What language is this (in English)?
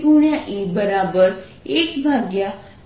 Gujarati